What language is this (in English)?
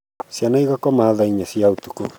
Kikuyu